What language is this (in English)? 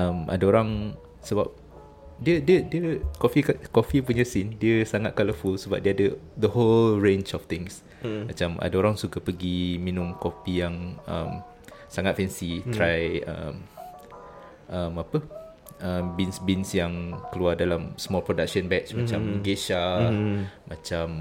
Malay